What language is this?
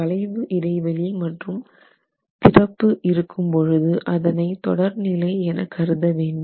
Tamil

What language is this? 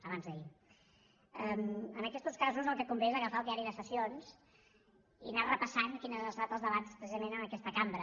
Catalan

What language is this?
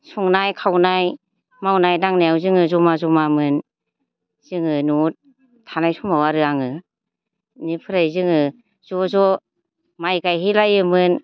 Bodo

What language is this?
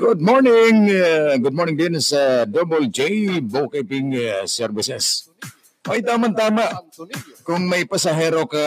Filipino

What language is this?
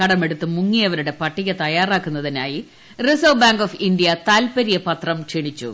Malayalam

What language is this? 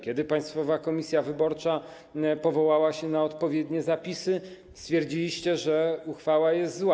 Polish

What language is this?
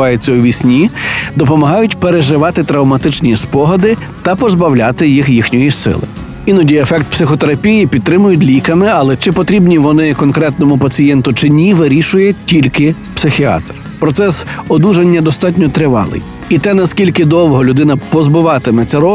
Ukrainian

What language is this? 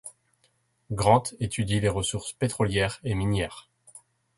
French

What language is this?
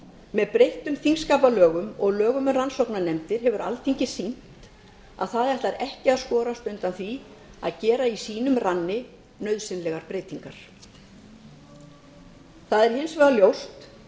Icelandic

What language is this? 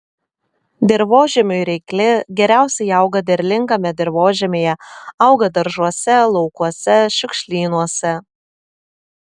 Lithuanian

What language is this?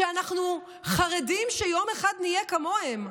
Hebrew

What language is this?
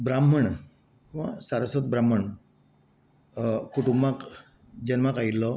Konkani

